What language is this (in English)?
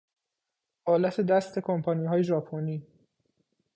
Persian